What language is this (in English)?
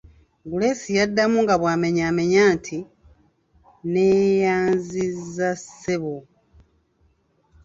Ganda